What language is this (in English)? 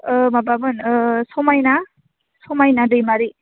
Bodo